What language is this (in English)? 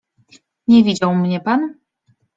Polish